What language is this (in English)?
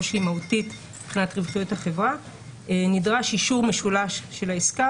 Hebrew